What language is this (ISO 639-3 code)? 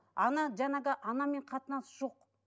kaz